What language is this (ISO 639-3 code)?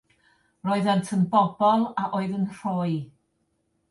cym